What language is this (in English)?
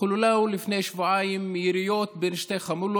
Hebrew